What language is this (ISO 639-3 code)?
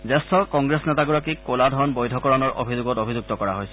asm